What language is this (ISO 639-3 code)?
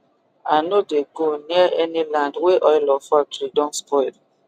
pcm